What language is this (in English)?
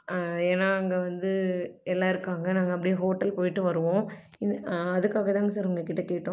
Tamil